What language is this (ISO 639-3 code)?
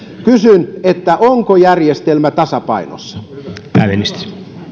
fin